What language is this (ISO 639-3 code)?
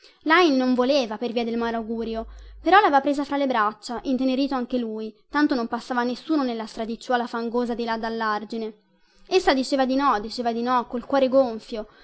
ita